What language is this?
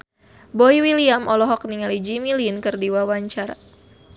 Sundanese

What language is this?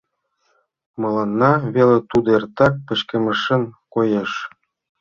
Mari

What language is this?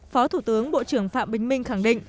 Vietnamese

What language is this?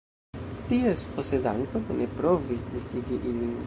Esperanto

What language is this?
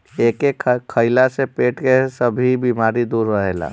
Bhojpuri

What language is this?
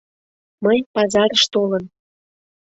Mari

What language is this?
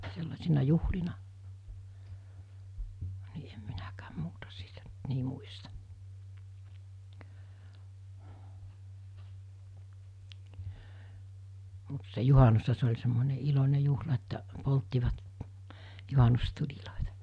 Finnish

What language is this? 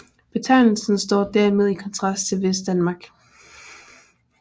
Danish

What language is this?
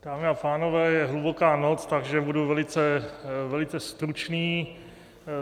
Czech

